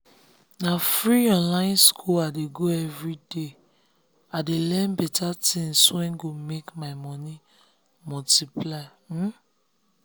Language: Nigerian Pidgin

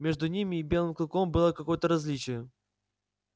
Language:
Russian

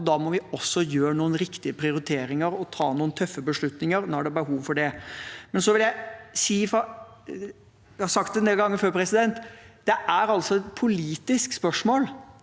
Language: Norwegian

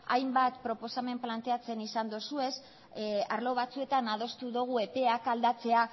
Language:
Basque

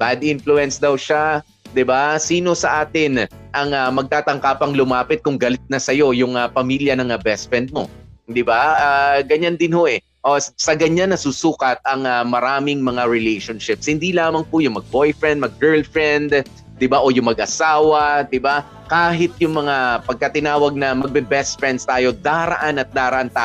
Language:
Filipino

